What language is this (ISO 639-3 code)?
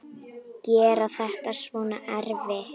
isl